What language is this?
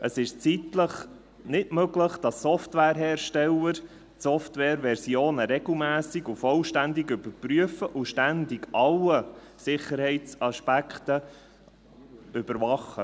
Swiss German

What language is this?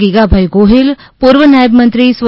Gujarati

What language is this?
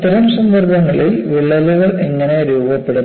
Malayalam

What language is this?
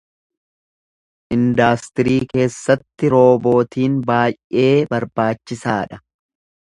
Oromo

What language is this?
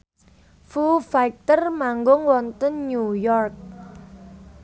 Javanese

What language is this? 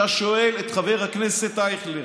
Hebrew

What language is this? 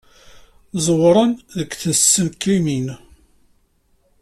Kabyle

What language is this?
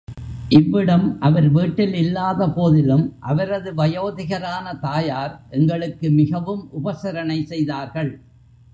Tamil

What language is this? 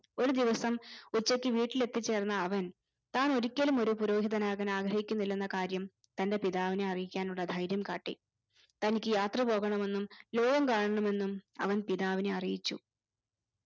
Malayalam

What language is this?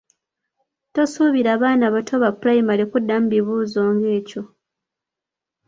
Ganda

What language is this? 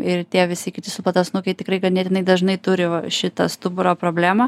Lithuanian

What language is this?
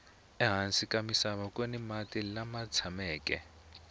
Tsonga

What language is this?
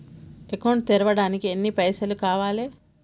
Telugu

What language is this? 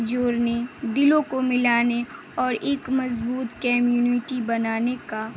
Urdu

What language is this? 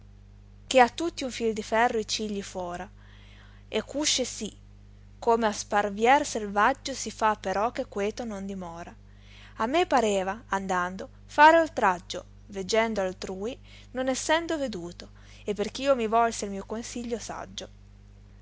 Italian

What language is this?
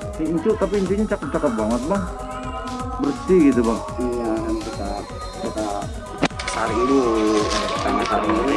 Indonesian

